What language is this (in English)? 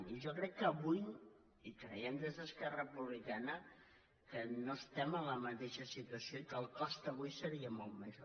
Catalan